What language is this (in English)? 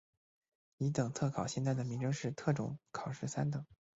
Chinese